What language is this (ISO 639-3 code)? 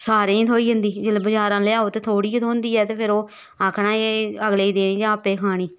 doi